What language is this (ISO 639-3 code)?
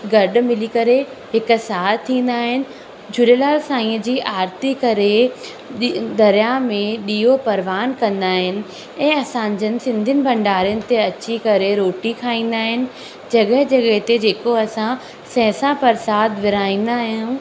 snd